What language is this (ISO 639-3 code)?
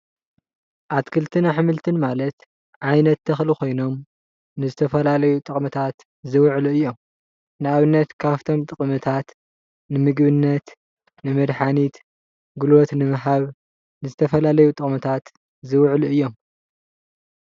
tir